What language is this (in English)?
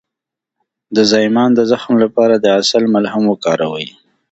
Pashto